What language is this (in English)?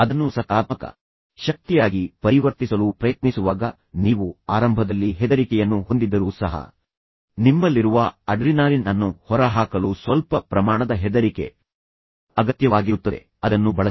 Kannada